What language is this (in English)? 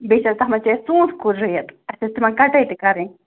Kashmiri